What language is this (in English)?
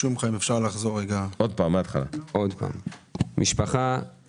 Hebrew